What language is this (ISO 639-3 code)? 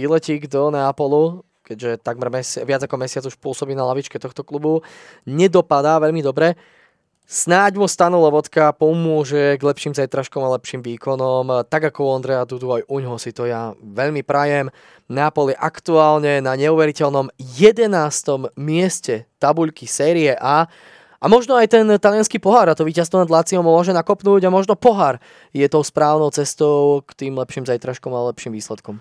slk